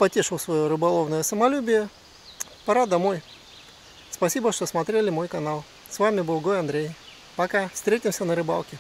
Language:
Russian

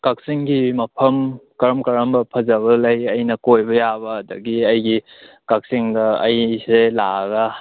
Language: Manipuri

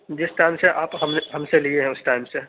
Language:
Urdu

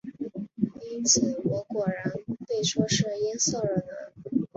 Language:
Chinese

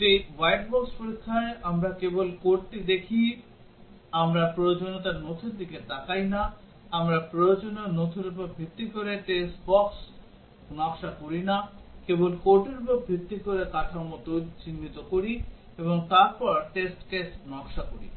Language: Bangla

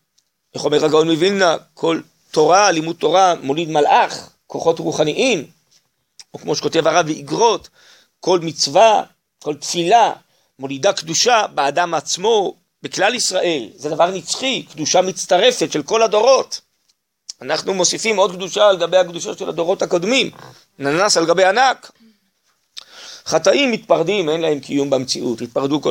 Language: Hebrew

